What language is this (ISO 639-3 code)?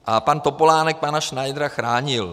ces